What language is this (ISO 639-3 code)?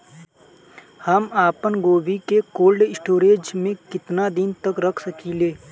bho